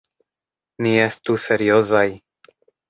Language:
Esperanto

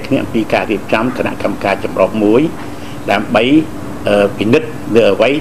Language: Thai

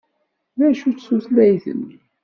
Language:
Kabyle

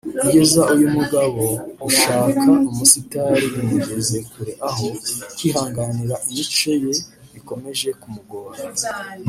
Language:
Kinyarwanda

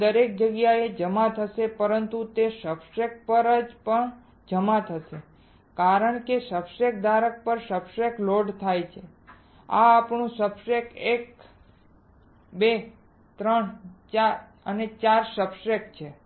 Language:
Gujarati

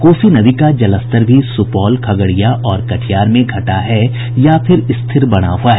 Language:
Hindi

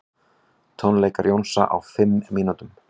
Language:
Icelandic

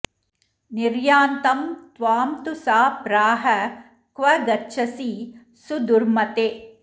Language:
Sanskrit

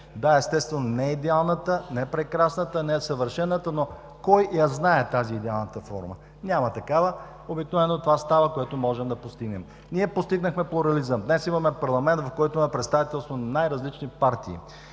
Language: Bulgarian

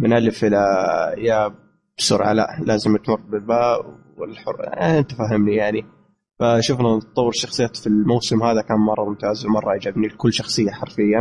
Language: Arabic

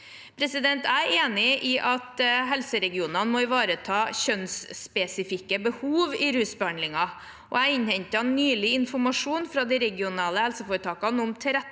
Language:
Norwegian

